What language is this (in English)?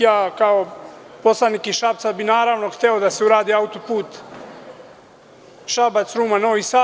Serbian